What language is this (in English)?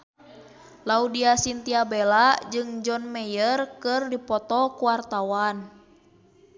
Sundanese